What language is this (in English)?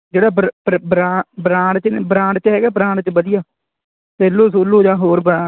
Punjabi